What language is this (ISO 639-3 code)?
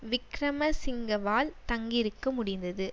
tam